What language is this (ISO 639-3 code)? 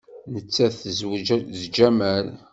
kab